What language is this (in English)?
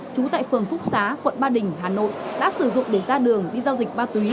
Vietnamese